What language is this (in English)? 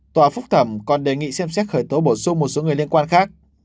Vietnamese